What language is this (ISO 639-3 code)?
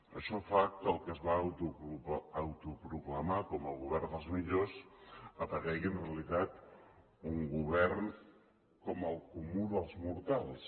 cat